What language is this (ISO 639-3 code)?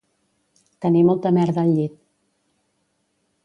cat